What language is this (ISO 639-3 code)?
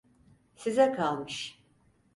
tur